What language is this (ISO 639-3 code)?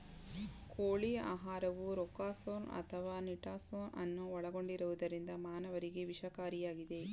kan